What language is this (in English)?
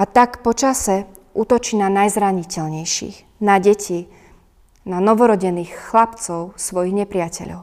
Slovak